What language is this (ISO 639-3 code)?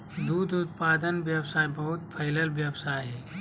mag